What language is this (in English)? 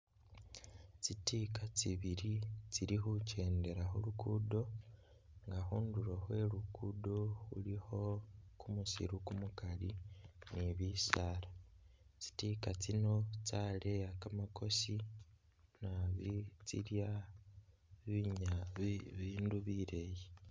Masaaba